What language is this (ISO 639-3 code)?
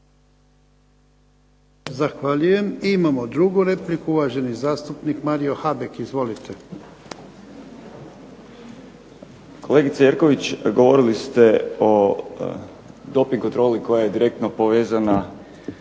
hrv